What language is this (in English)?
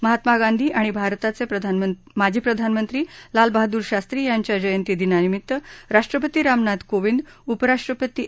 Marathi